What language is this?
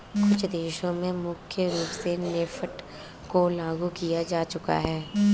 Hindi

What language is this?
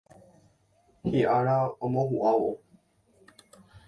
Guarani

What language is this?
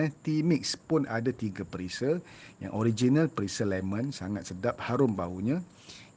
Malay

